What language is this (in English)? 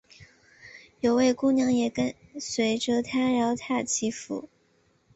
Chinese